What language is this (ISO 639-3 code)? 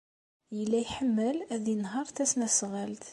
kab